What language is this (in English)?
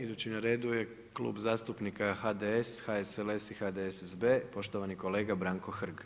Croatian